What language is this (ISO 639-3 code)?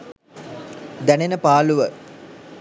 sin